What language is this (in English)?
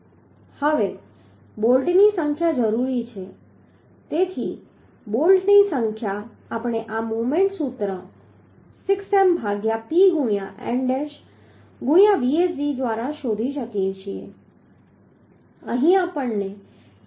Gujarati